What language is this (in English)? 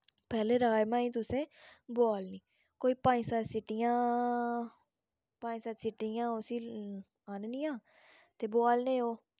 Dogri